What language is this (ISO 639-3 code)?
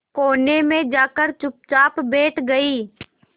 hin